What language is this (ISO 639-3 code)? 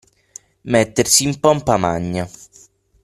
ita